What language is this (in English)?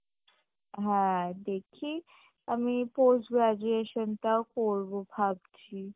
Bangla